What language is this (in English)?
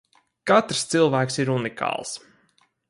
Latvian